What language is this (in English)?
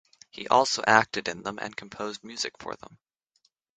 English